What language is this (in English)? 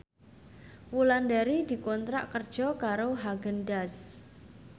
Javanese